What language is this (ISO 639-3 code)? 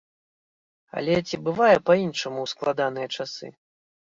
bel